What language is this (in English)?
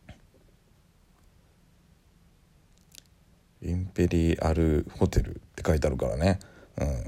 Japanese